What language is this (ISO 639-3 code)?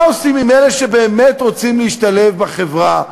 heb